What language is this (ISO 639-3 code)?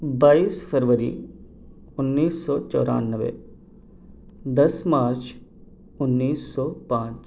urd